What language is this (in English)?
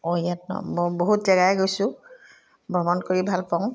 Assamese